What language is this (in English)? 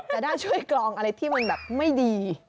Thai